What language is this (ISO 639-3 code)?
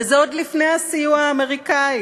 heb